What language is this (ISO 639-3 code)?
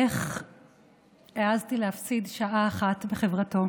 heb